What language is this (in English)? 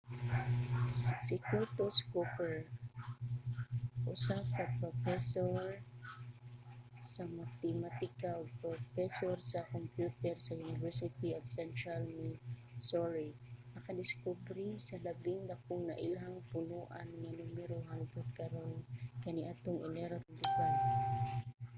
Cebuano